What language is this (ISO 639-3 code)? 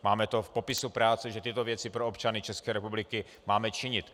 ces